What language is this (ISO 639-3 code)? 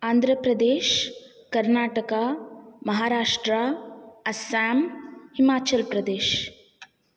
san